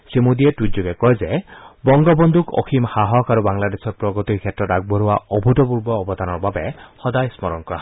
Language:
Assamese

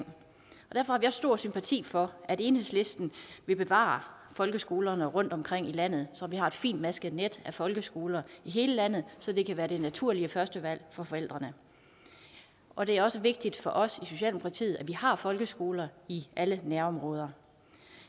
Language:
Danish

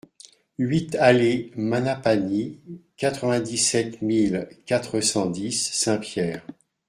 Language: French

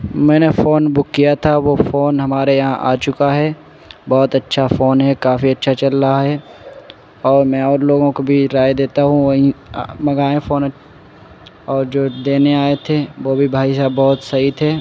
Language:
Urdu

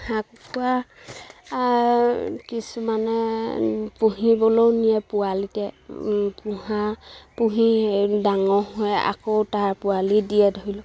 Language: Assamese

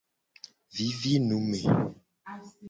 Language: Gen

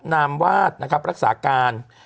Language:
Thai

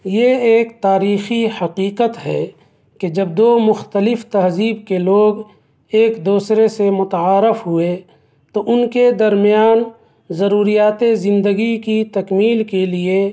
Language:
Urdu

